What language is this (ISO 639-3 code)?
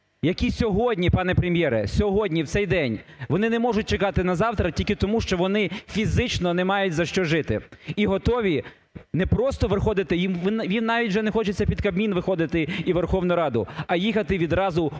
ukr